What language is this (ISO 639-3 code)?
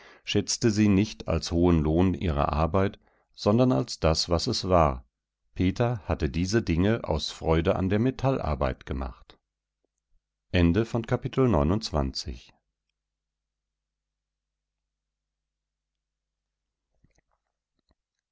deu